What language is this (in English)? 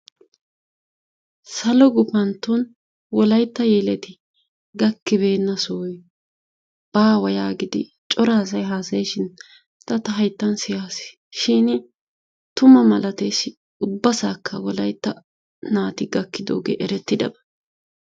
Wolaytta